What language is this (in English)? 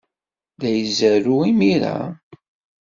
Kabyle